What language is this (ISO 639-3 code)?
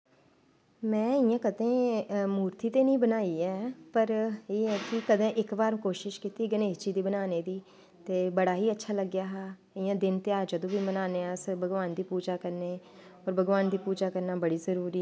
doi